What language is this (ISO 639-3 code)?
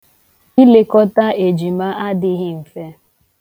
ibo